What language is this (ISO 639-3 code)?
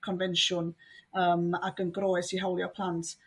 cym